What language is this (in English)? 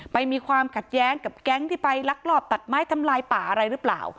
Thai